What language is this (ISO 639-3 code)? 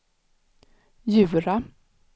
swe